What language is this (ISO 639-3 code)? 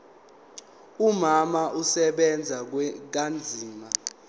zul